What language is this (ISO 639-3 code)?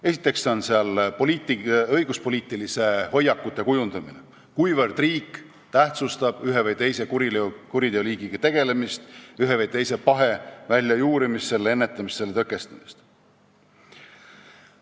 est